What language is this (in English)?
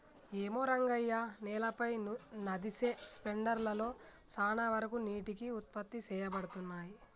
Telugu